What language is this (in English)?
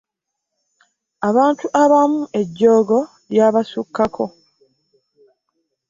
Ganda